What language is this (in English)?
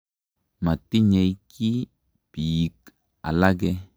Kalenjin